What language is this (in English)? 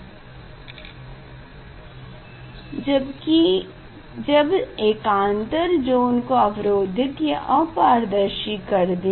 Hindi